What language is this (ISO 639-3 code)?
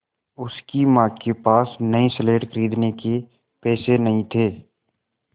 hin